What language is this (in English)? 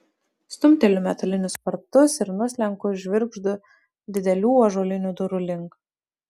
Lithuanian